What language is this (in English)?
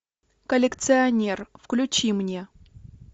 Russian